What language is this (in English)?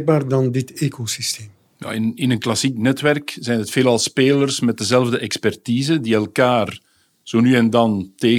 Dutch